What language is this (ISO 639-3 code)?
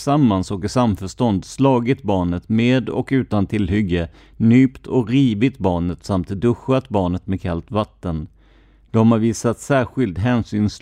swe